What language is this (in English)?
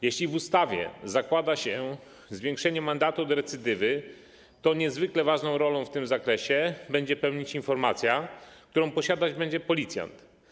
Polish